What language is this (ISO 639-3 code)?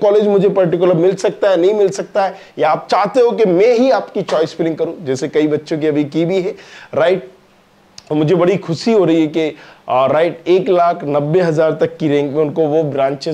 hin